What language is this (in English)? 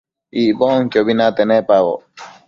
Matsés